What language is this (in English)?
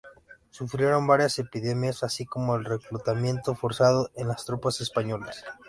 Spanish